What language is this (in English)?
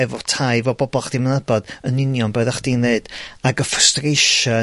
Welsh